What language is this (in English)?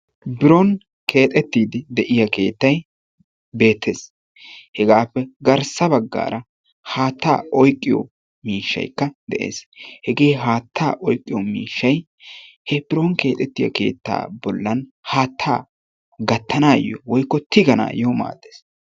Wolaytta